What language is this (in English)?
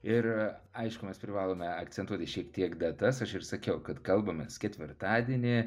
Lithuanian